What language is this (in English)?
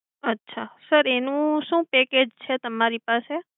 Gujarati